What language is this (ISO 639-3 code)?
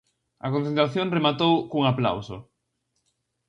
glg